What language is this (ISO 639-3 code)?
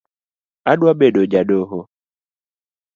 luo